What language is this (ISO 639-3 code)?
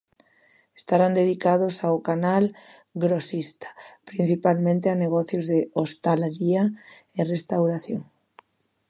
glg